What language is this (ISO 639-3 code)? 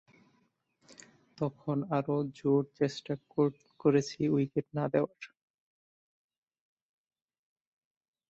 ben